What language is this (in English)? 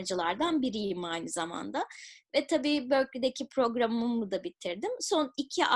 Turkish